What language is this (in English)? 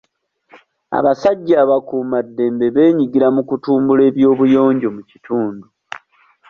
Ganda